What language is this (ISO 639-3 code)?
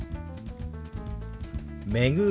jpn